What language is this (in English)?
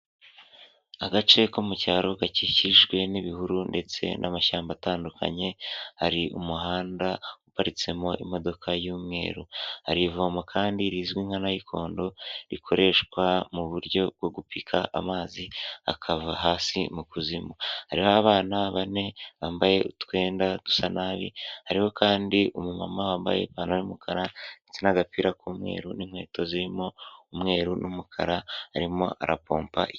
Kinyarwanda